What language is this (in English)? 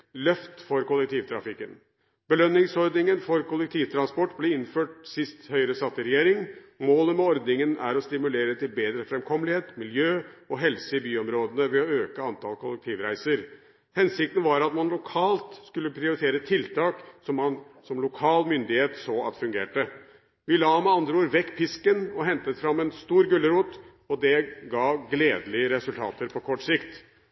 Norwegian Bokmål